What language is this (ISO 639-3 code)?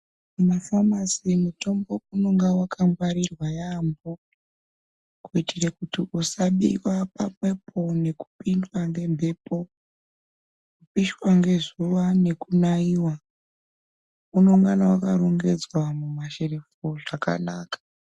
ndc